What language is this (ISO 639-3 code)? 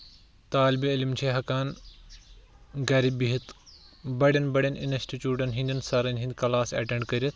kas